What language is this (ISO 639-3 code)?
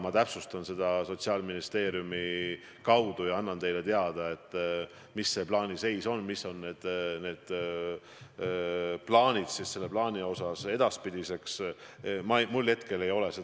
est